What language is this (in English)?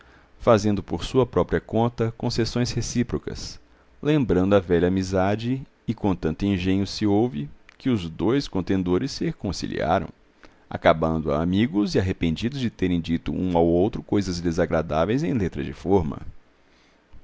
Portuguese